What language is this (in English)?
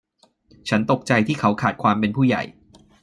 Thai